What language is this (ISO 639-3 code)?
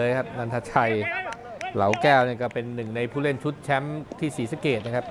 tha